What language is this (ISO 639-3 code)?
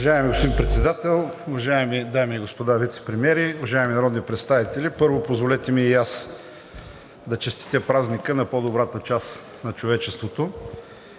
bul